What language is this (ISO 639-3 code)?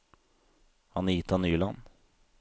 nor